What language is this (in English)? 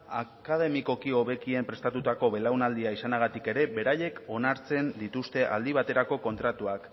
Basque